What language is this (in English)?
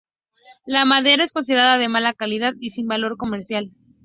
Spanish